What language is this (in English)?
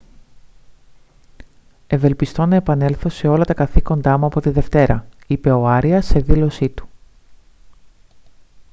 Greek